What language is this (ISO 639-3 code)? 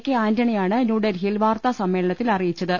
mal